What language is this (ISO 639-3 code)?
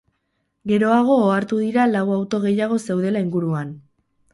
eus